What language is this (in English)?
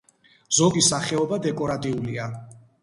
Georgian